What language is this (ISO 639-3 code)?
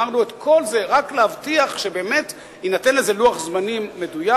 heb